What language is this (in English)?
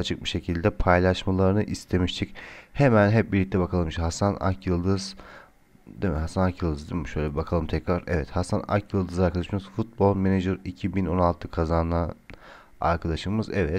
Turkish